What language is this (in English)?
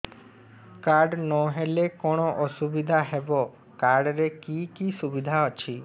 Odia